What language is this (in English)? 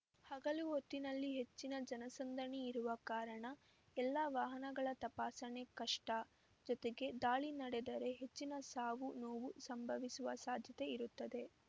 Kannada